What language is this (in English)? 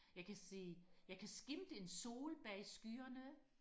Danish